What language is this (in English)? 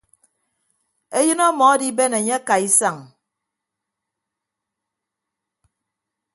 Ibibio